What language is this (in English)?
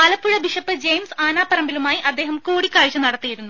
Malayalam